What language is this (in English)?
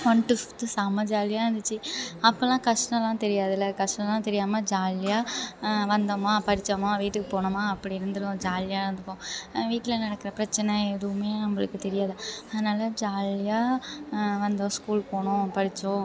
Tamil